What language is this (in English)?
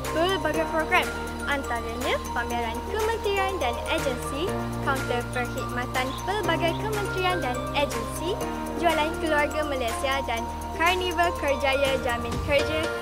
Malay